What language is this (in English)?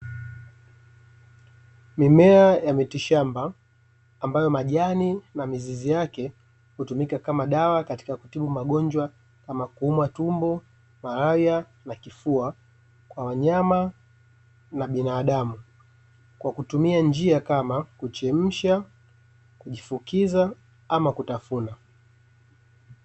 Swahili